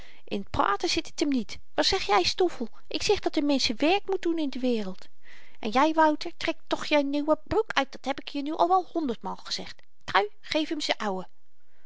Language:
Dutch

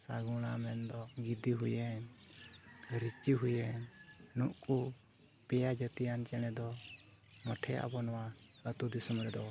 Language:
Santali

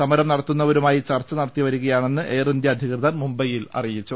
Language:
Malayalam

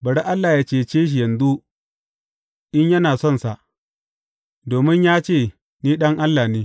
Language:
Hausa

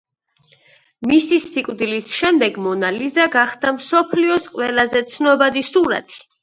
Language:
Georgian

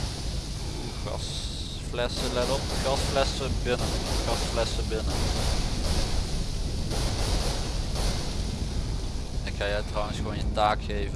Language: Dutch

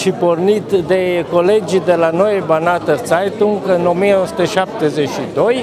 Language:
Romanian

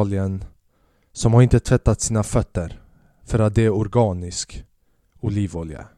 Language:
Swedish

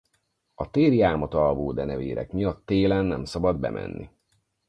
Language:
Hungarian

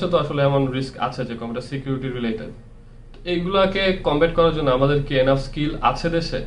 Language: Bangla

